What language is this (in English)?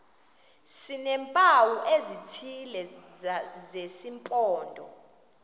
Xhosa